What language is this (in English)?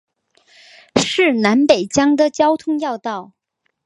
Chinese